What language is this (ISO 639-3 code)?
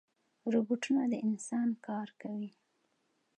pus